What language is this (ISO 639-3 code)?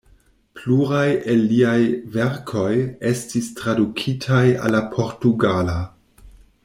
epo